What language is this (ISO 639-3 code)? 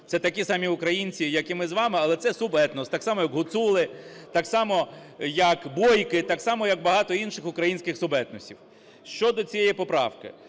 ukr